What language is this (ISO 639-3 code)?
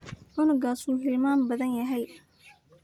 som